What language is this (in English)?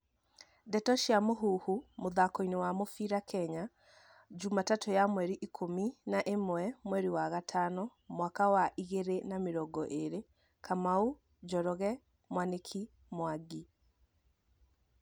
Kikuyu